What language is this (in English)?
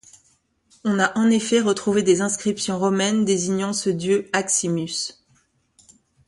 French